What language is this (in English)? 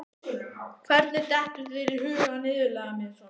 Icelandic